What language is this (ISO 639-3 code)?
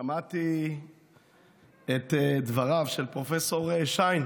heb